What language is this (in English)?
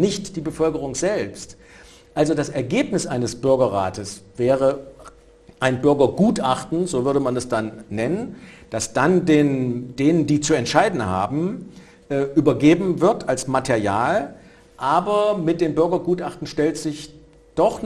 German